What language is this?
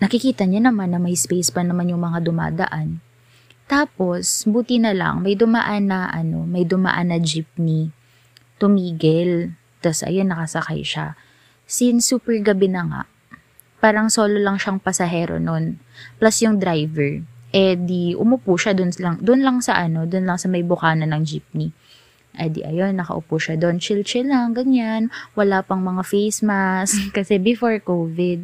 Filipino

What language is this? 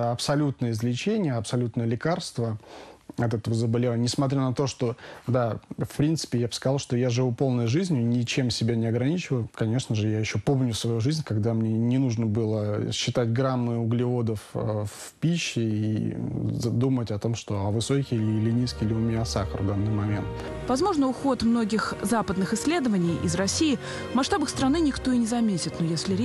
Russian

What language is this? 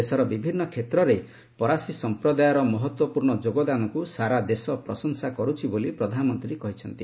Odia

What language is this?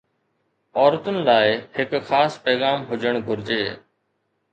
Sindhi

